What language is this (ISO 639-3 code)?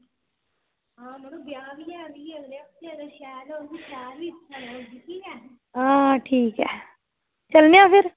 doi